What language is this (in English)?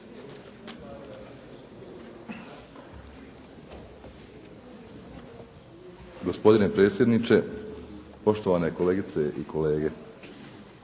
Croatian